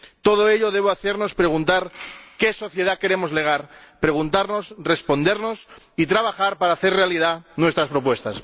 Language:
Spanish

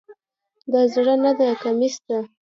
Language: Pashto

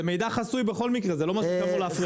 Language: Hebrew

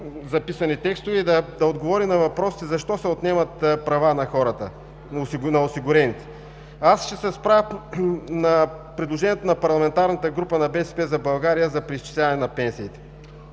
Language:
Bulgarian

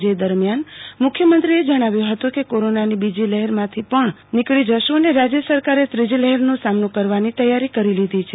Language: Gujarati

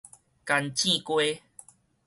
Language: Min Nan Chinese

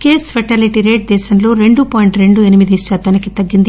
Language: Telugu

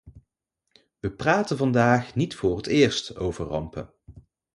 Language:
Dutch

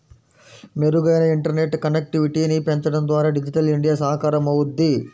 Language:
Telugu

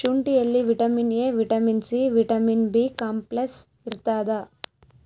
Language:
Kannada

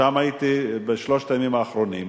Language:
Hebrew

